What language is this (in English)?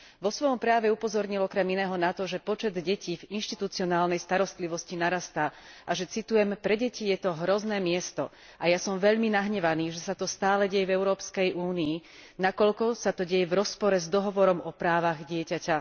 Slovak